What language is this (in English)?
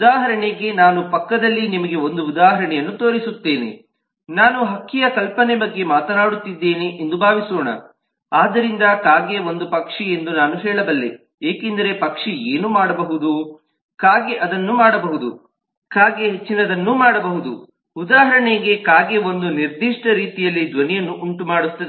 Kannada